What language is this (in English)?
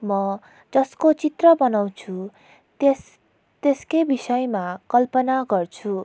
Nepali